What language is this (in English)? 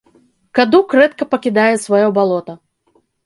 Belarusian